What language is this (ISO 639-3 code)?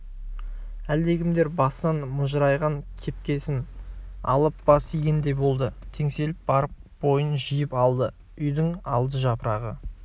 kaz